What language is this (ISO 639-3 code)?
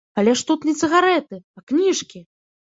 bel